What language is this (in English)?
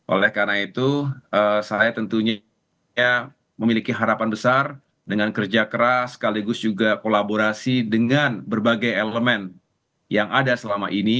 Indonesian